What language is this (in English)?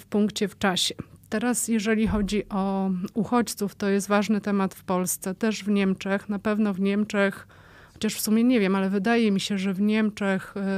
Polish